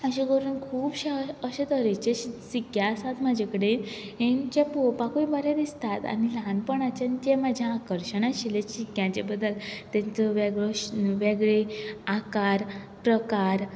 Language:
Konkani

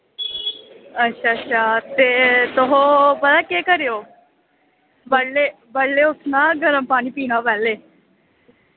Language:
Dogri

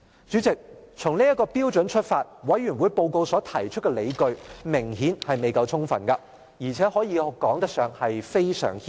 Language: Cantonese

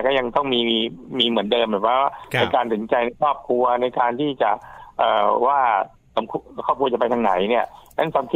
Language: Thai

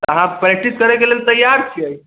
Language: Maithili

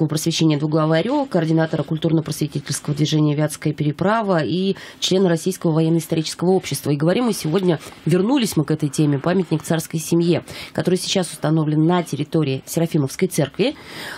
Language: Russian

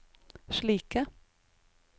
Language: Norwegian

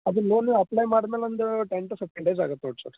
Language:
Kannada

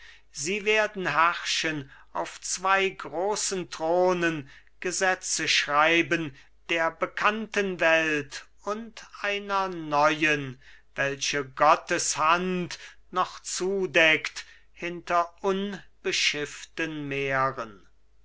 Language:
German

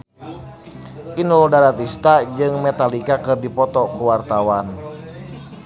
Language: Sundanese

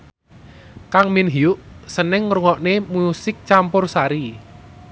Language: Javanese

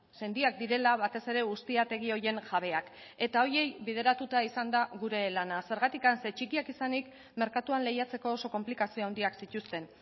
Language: Basque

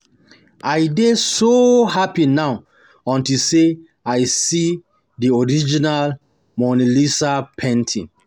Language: Nigerian Pidgin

